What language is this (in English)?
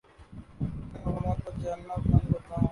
Urdu